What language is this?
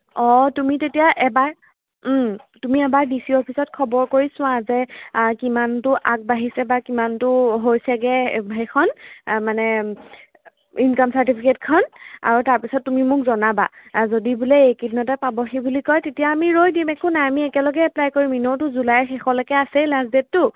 Assamese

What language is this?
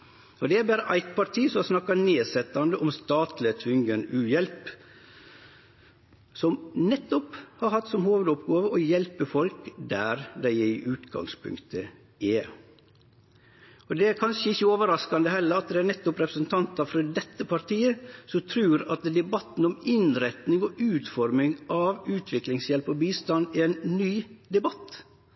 Norwegian Nynorsk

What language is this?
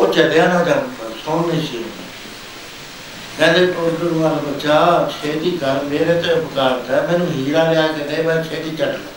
Punjabi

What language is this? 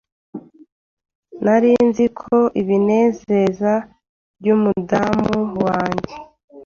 Kinyarwanda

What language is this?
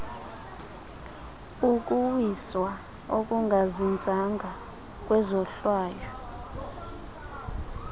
Xhosa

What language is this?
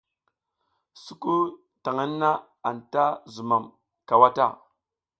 South Giziga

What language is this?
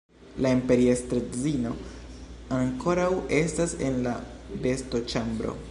Esperanto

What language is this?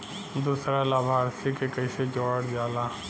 Bhojpuri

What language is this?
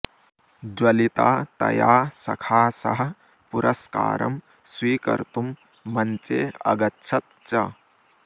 Sanskrit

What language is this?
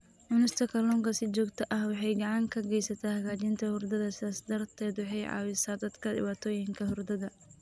Somali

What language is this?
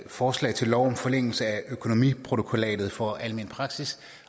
Danish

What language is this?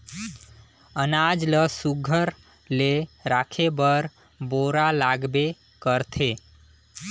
Chhattisgarhi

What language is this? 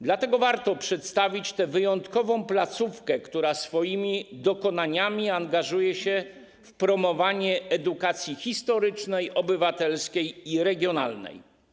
Polish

